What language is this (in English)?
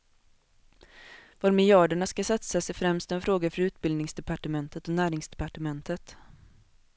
Swedish